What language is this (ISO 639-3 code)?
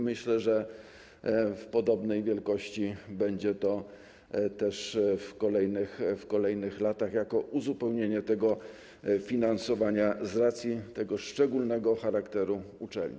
pol